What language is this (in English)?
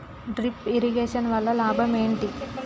Telugu